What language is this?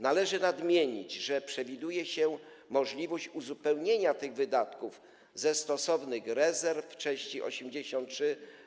Polish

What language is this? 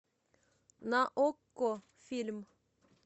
Russian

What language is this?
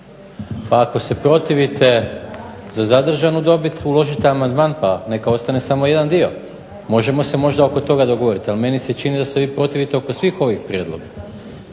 Croatian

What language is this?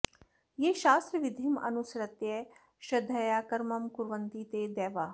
Sanskrit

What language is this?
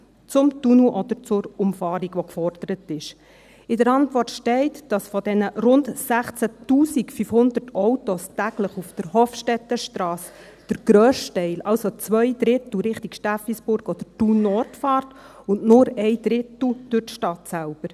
Swiss German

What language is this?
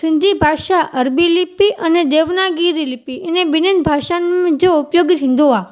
Sindhi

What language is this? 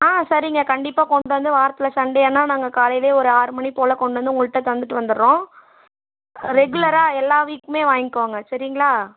Tamil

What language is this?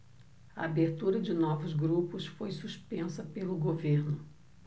Portuguese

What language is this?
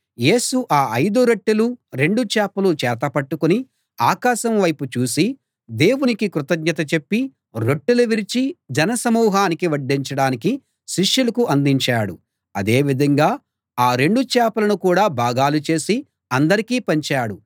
Telugu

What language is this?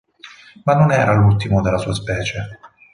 Italian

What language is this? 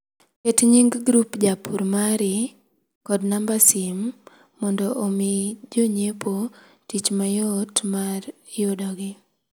Luo (Kenya and Tanzania)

